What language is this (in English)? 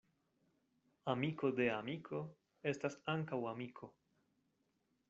Esperanto